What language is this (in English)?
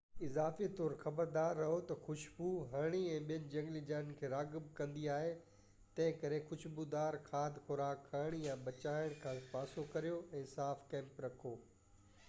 Sindhi